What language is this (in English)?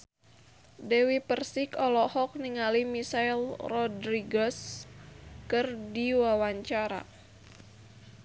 Sundanese